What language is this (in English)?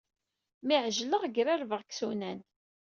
Kabyle